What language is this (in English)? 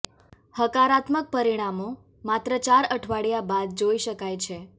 Gujarati